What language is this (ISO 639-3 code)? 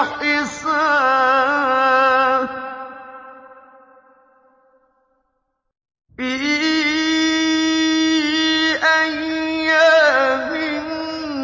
ara